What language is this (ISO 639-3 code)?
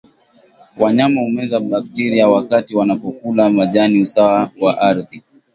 swa